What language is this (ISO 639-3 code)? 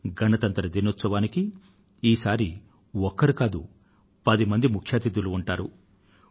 tel